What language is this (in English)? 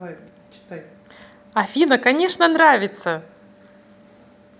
Russian